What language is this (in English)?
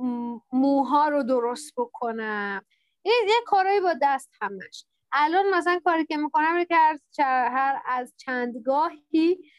Persian